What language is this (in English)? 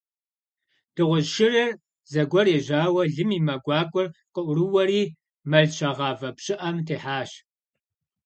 Kabardian